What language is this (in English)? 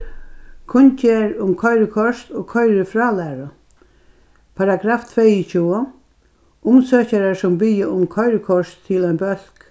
Faroese